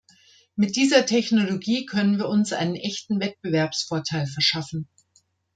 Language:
German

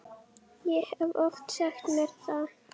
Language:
Icelandic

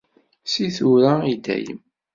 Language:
Kabyle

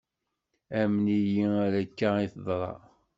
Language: Kabyle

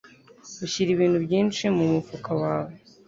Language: Kinyarwanda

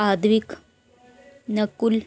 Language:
Dogri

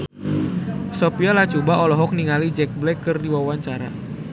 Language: Sundanese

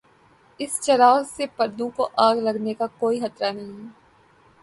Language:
Urdu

